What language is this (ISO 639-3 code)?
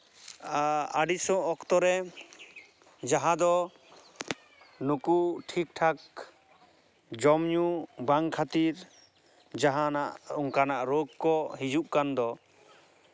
sat